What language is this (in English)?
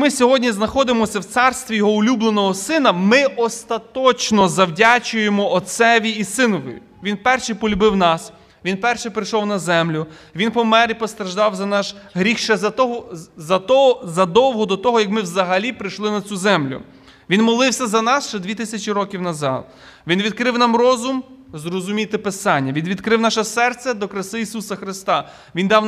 Ukrainian